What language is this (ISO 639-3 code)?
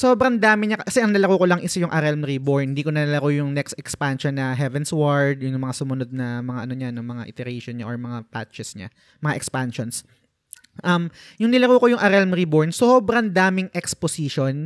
fil